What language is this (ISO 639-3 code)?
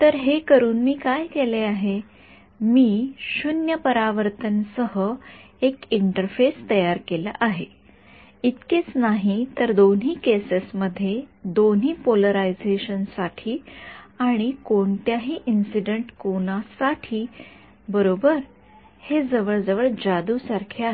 mar